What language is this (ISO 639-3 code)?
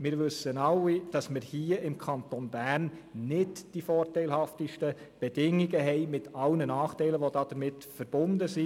gsw